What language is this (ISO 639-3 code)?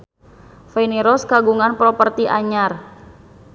sun